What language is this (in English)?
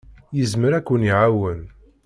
Kabyle